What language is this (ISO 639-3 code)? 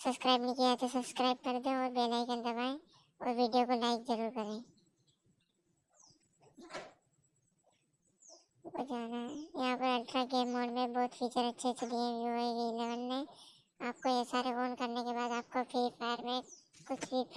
tur